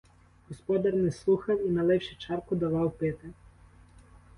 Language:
Ukrainian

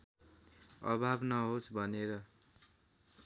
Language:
Nepali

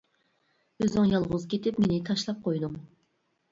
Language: Uyghur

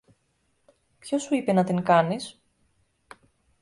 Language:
Greek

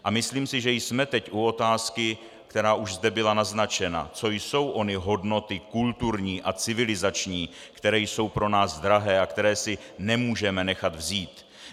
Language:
Czech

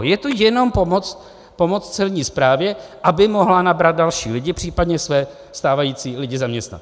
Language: Czech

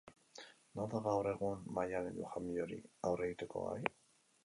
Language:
Basque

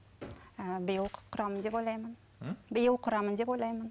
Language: Kazakh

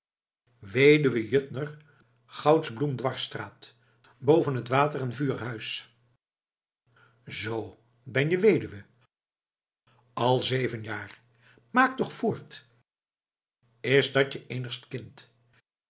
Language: Dutch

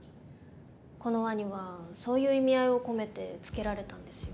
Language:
Japanese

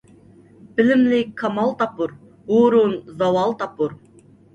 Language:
Uyghur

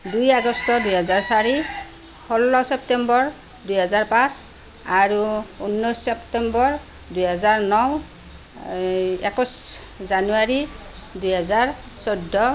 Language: Assamese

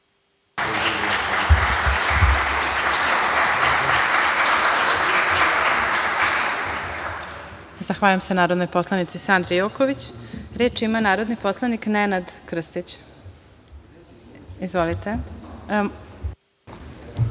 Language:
Serbian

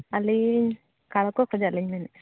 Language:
Santali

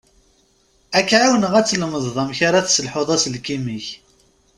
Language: Kabyle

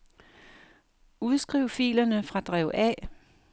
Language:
Danish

